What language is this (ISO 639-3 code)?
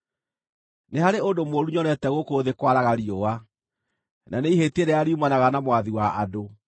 kik